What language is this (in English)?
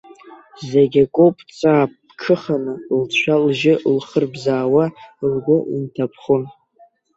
Abkhazian